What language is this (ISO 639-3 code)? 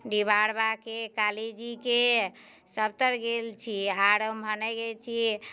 mai